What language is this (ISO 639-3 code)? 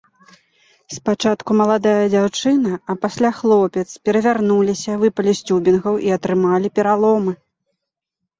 bel